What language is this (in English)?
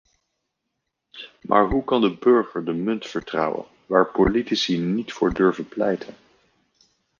Dutch